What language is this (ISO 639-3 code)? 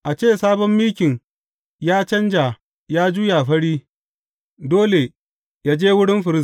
hau